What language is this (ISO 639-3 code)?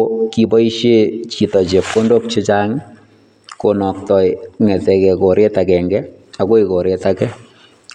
kln